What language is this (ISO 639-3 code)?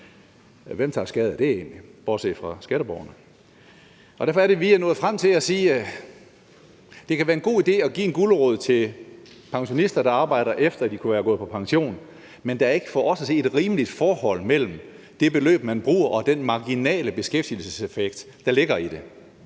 dan